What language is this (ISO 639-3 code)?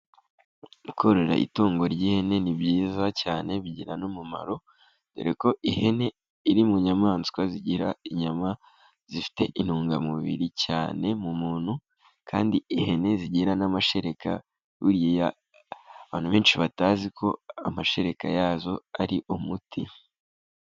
kin